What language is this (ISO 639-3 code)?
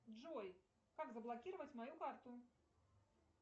rus